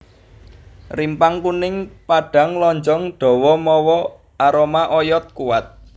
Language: Javanese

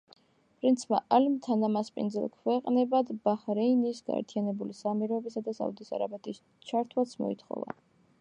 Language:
Georgian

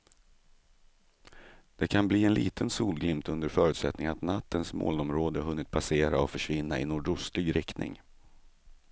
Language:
Swedish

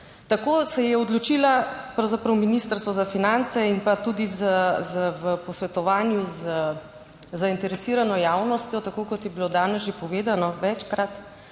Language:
Slovenian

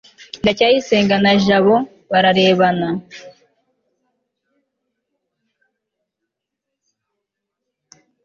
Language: Kinyarwanda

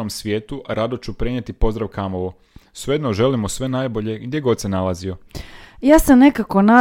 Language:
Croatian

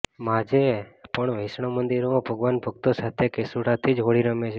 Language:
Gujarati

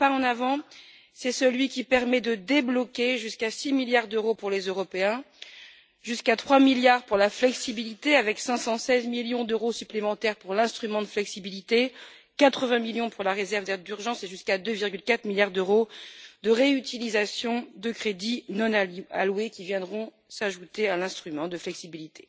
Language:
French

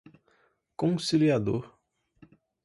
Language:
Portuguese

